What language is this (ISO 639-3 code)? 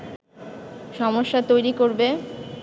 ben